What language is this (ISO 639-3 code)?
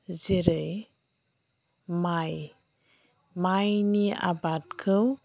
brx